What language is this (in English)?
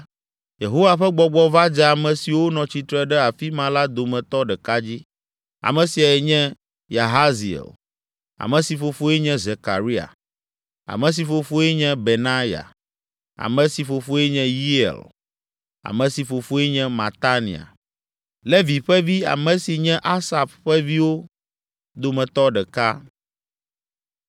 Ewe